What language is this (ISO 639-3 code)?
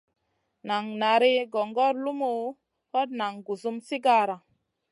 mcn